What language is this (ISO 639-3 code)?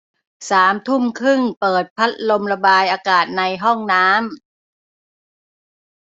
tha